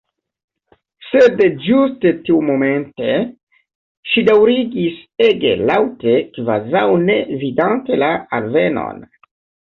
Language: Esperanto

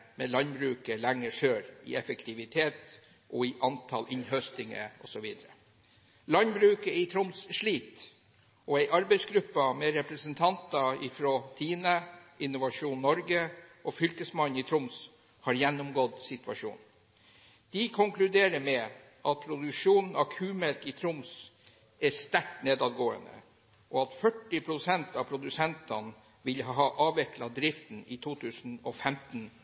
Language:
Norwegian Bokmål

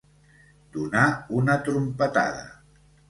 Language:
Catalan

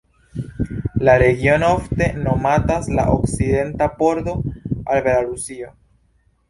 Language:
Esperanto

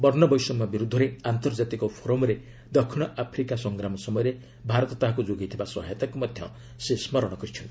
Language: Odia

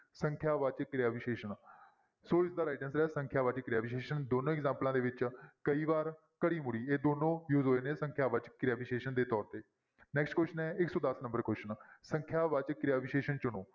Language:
Punjabi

